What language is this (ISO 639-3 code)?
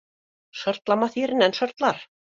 bak